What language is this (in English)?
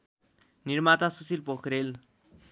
Nepali